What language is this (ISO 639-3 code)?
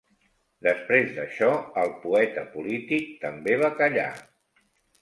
cat